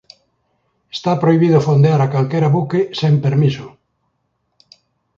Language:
Galician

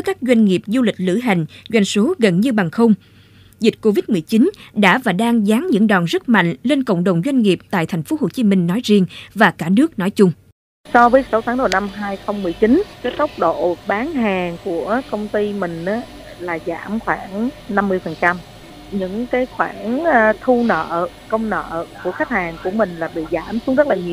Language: Vietnamese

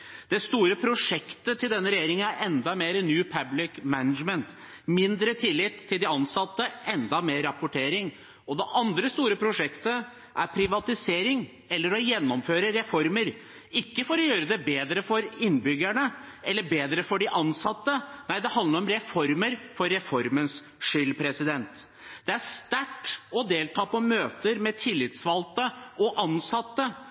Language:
Norwegian Bokmål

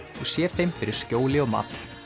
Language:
Icelandic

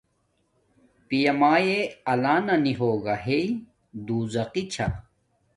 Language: Domaaki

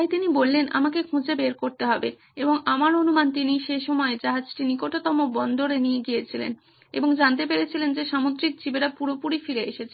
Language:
Bangla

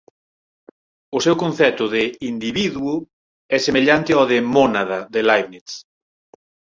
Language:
Galician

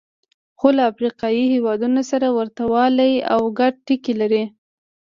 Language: Pashto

